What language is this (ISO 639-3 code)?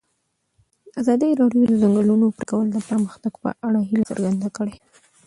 pus